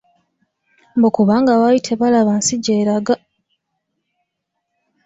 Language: Ganda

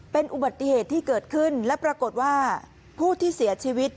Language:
Thai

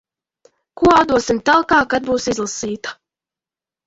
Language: Latvian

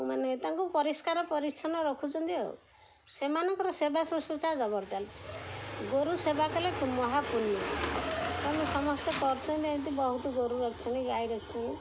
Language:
Odia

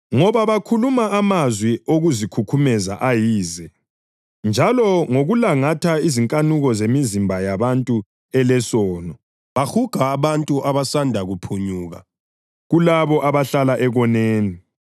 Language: North Ndebele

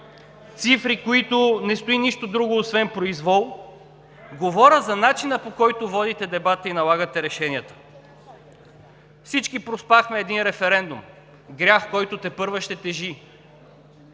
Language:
Bulgarian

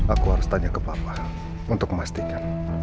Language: Indonesian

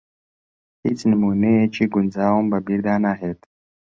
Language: Central Kurdish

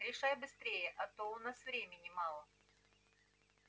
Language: Russian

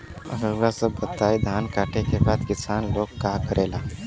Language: Bhojpuri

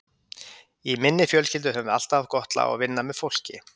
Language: Icelandic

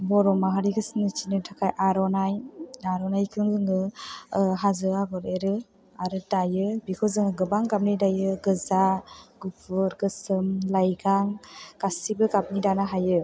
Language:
Bodo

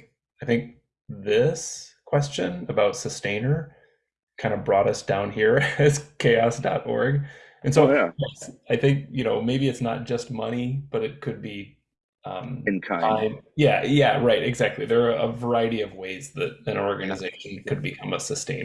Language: English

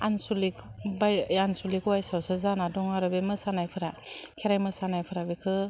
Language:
Bodo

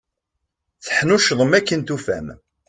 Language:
Kabyle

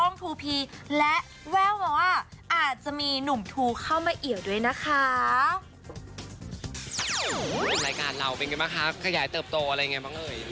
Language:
Thai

